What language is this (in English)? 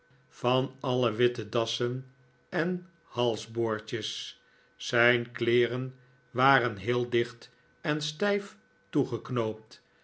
Dutch